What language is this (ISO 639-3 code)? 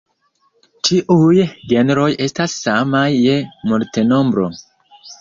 epo